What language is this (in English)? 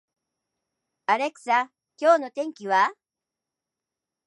Japanese